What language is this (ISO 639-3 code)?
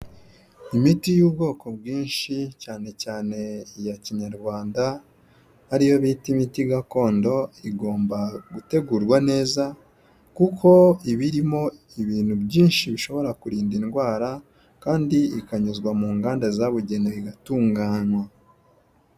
kin